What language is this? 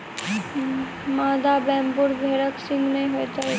Maithili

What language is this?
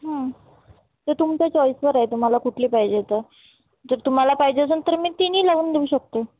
Marathi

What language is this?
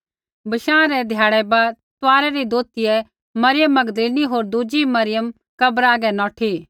Kullu Pahari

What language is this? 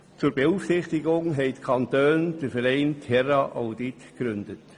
Swiss German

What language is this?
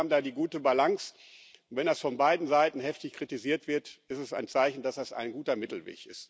German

